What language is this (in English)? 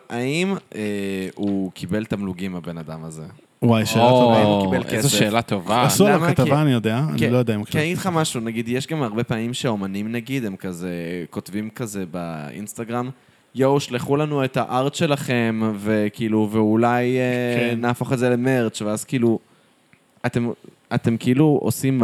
Hebrew